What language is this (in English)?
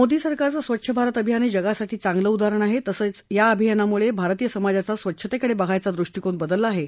Marathi